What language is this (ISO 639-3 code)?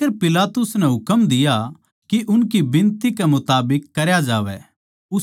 bgc